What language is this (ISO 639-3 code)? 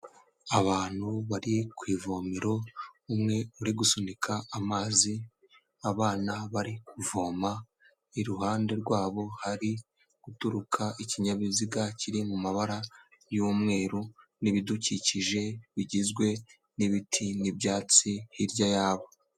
kin